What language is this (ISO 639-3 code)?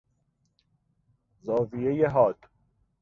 fas